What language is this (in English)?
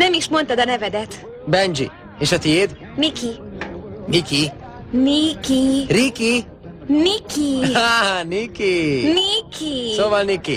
Hungarian